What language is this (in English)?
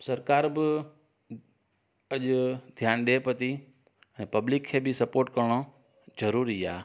Sindhi